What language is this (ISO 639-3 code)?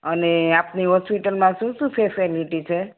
guj